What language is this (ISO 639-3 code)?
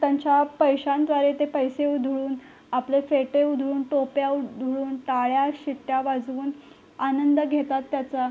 mar